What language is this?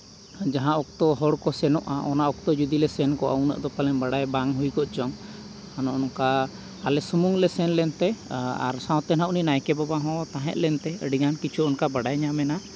Santali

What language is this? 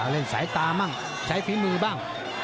Thai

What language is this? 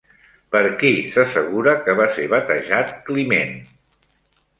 Catalan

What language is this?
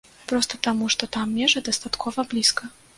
Belarusian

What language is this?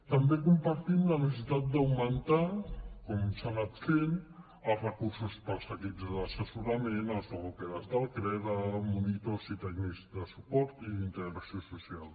Catalan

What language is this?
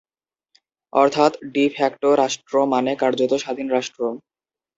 Bangla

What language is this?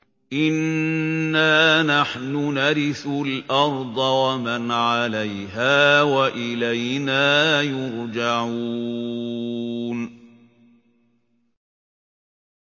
Arabic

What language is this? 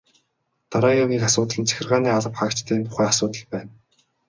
Mongolian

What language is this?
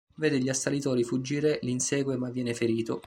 Italian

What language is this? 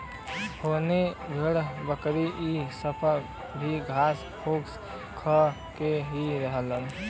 Bhojpuri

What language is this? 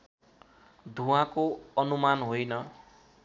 Nepali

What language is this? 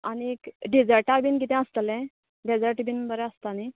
Konkani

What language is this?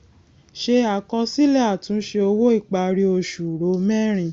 Yoruba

